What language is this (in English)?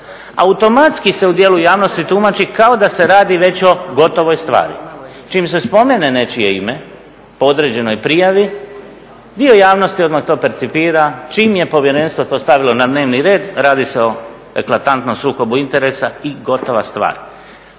Croatian